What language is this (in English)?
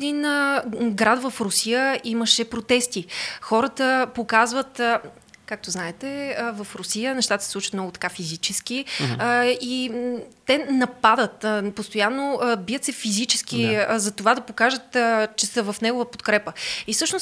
Bulgarian